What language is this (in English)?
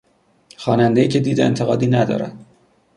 Persian